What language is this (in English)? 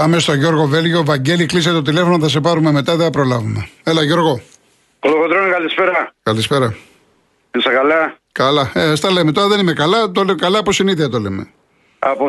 Greek